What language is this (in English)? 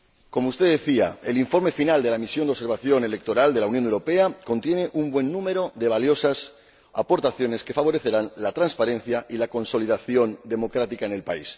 Spanish